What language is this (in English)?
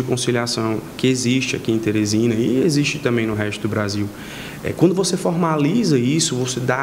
Portuguese